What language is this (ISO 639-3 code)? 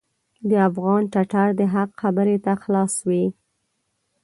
pus